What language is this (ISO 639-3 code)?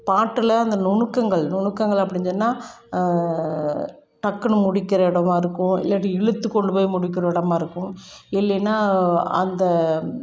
tam